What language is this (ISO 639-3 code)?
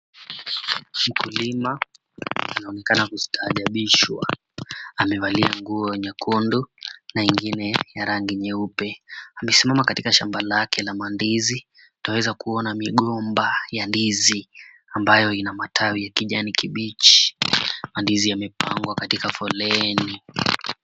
swa